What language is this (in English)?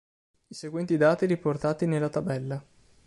Italian